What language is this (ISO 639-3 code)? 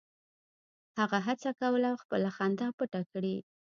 pus